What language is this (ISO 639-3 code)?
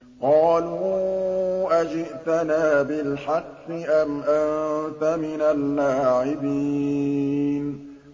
ara